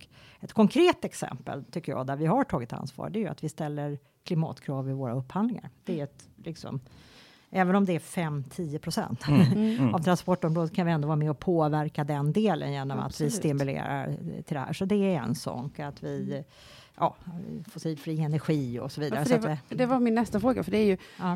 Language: Swedish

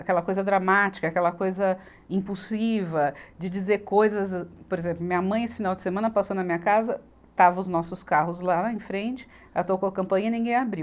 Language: Portuguese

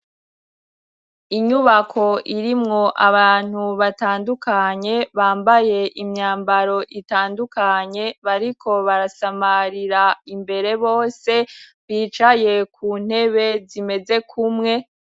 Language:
Rundi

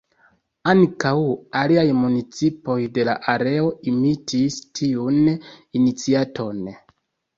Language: Esperanto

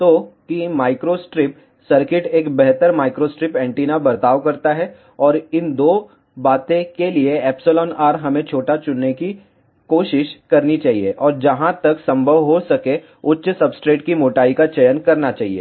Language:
Hindi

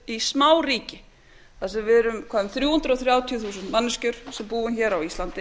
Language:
Icelandic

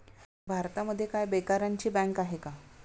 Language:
Marathi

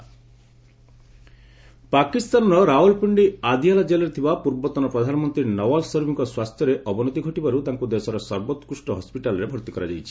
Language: Odia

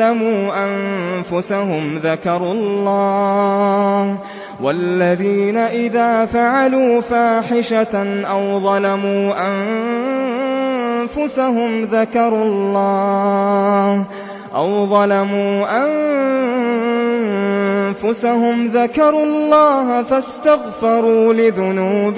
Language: Arabic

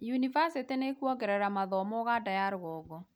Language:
Kikuyu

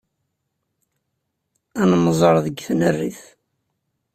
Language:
Kabyle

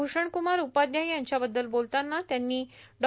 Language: Marathi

